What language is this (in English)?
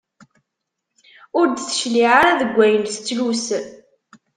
Kabyle